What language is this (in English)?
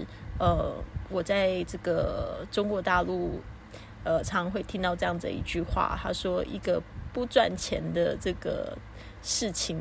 Chinese